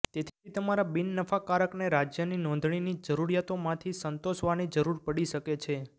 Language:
Gujarati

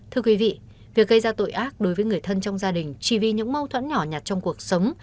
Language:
Vietnamese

